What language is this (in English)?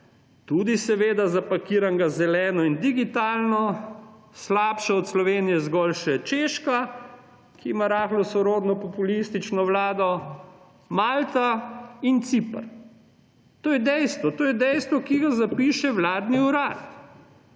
Slovenian